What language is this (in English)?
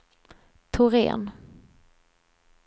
Swedish